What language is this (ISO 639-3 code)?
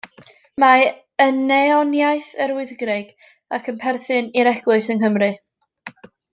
cym